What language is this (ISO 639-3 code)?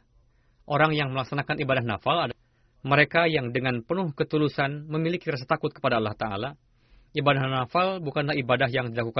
ind